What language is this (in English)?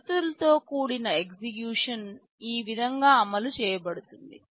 Telugu